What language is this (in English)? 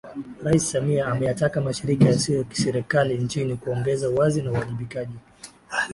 Swahili